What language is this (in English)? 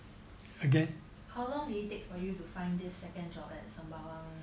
English